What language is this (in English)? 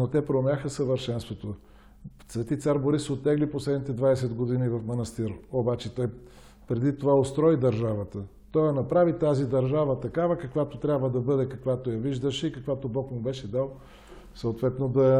Bulgarian